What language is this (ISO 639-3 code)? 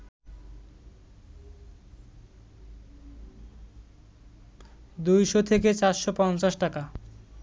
ben